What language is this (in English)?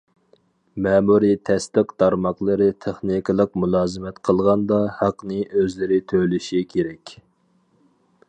Uyghur